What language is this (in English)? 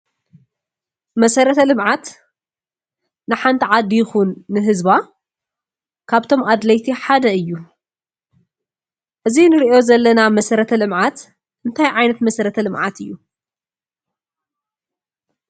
Tigrinya